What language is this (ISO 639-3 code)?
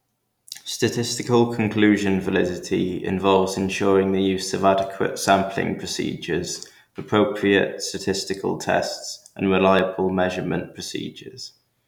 eng